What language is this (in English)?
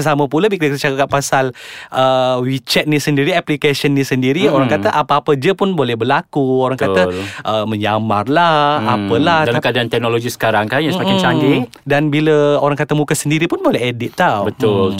Malay